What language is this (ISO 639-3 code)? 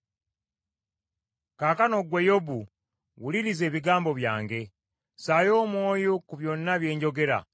lug